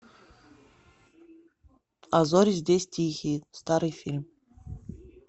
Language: Russian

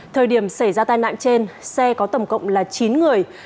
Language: Vietnamese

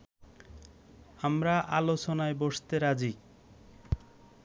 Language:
Bangla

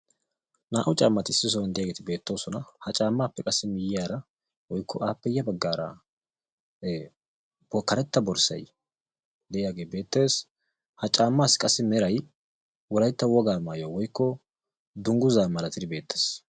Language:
Wolaytta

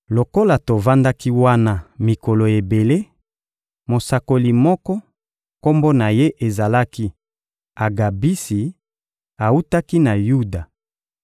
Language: Lingala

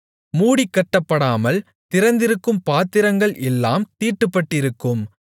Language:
Tamil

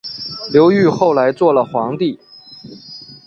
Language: Chinese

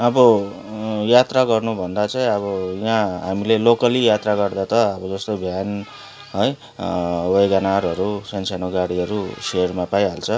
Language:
Nepali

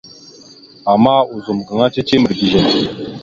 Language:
Mada (Cameroon)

